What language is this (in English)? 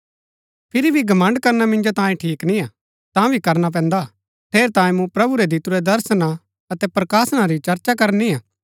Gaddi